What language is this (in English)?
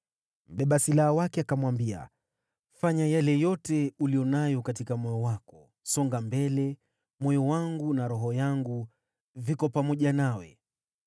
Swahili